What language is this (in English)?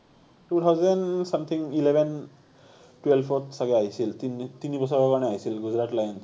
Assamese